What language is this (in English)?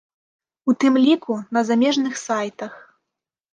Belarusian